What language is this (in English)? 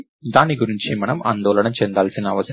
Telugu